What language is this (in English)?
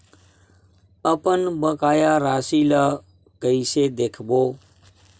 Chhattisgarhi